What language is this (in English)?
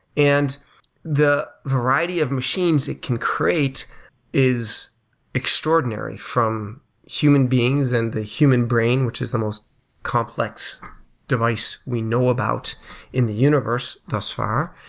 English